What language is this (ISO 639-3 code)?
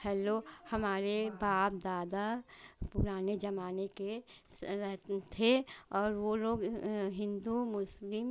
hin